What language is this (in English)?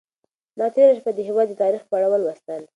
Pashto